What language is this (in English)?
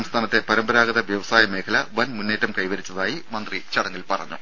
Malayalam